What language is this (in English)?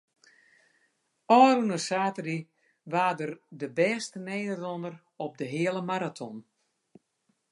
Western Frisian